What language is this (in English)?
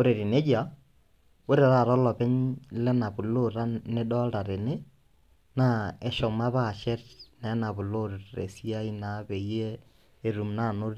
Masai